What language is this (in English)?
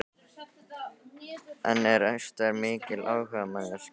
Icelandic